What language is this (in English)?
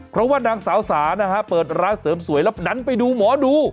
Thai